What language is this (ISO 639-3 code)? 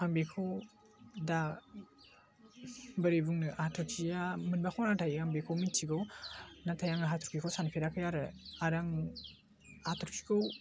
brx